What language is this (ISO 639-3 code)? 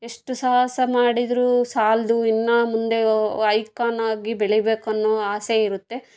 kan